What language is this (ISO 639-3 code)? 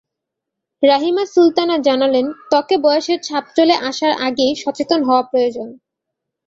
ben